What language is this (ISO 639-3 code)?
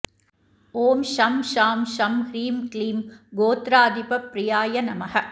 san